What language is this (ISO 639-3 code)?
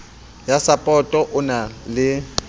sot